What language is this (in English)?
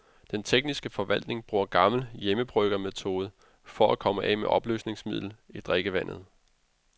Danish